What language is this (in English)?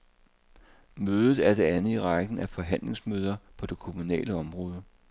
Danish